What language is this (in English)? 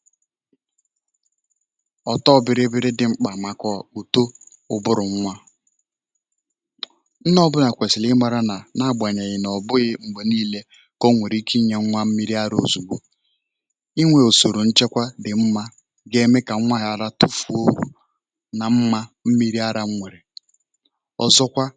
Igbo